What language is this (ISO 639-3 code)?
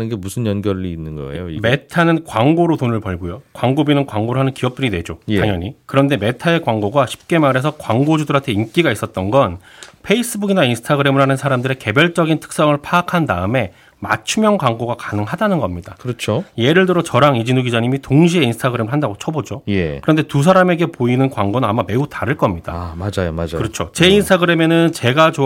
kor